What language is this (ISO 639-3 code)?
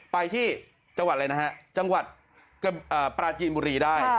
tha